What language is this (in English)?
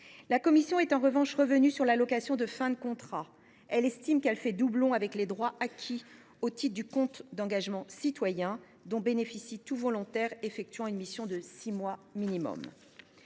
French